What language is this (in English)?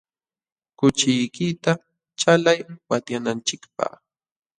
Jauja Wanca Quechua